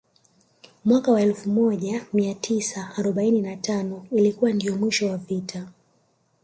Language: Swahili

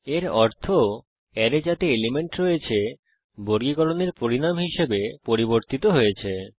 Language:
Bangla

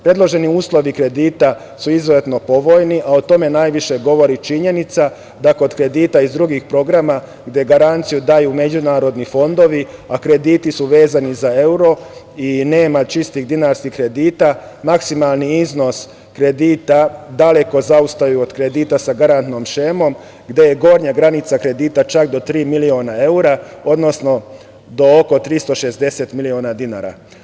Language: Serbian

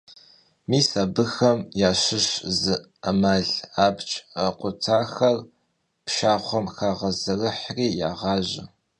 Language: Kabardian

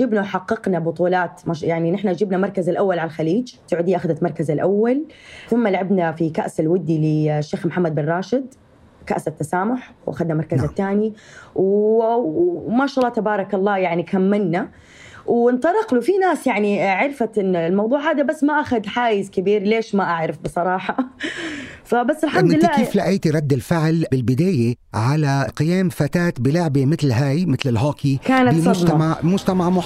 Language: Arabic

